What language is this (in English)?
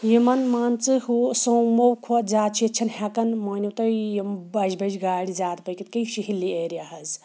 Kashmiri